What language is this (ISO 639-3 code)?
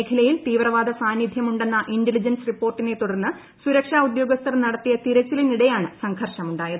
mal